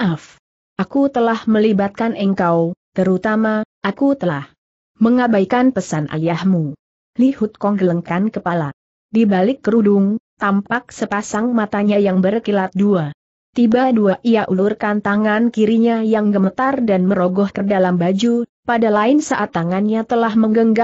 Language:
Indonesian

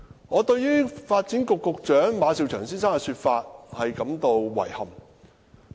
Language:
Cantonese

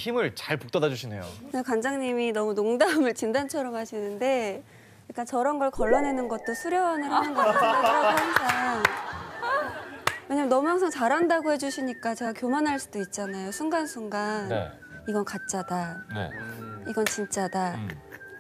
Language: Korean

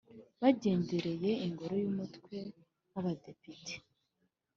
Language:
Kinyarwanda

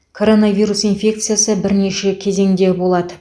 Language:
Kazakh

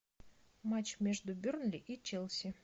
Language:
Russian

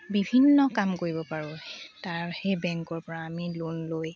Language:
Assamese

